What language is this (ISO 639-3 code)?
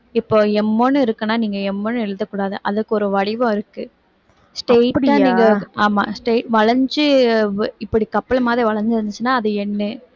tam